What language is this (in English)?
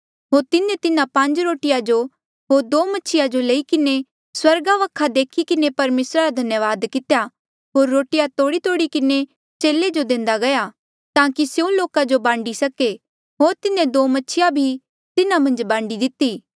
Mandeali